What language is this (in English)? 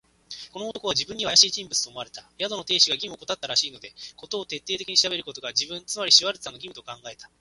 Japanese